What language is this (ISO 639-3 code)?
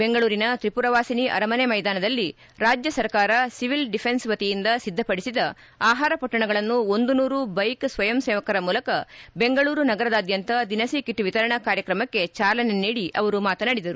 kan